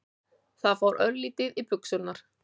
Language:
Icelandic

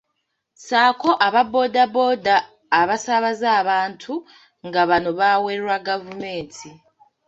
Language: Ganda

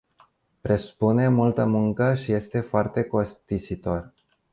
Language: Romanian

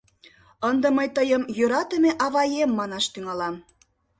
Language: Mari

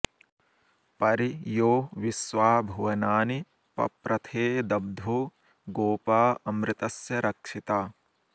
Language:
Sanskrit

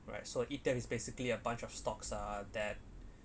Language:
English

